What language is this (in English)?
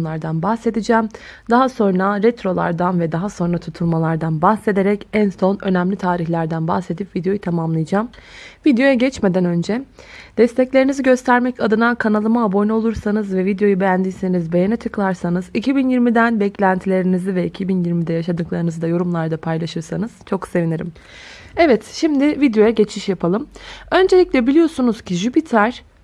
Turkish